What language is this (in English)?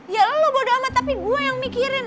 Indonesian